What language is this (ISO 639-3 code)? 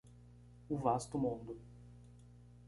por